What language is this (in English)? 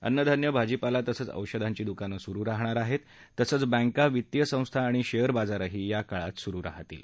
Marathi